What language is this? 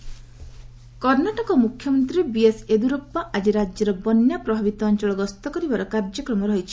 Odia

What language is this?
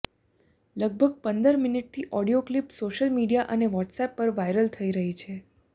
Gujarati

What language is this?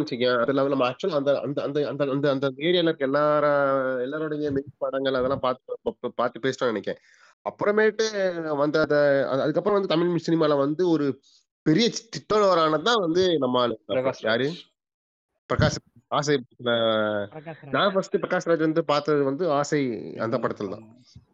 Tamil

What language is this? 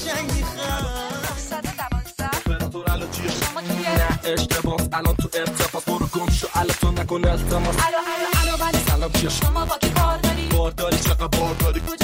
Persian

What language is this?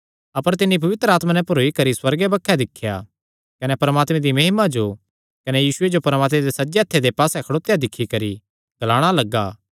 Kangri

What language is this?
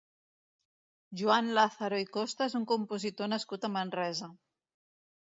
Catalan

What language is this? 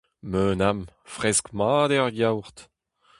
Breton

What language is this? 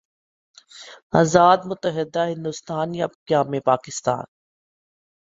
Urdu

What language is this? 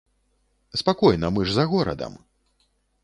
Belarusian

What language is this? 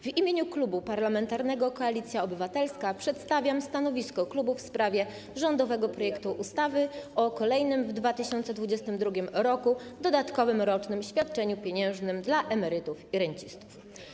Polish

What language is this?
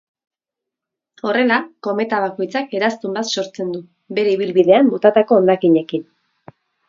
Basque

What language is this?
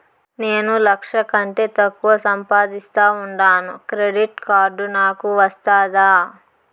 Telugu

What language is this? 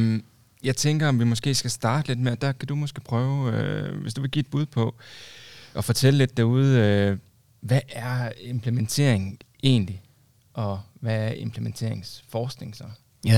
Danish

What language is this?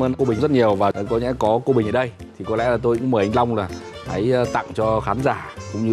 Vietnamese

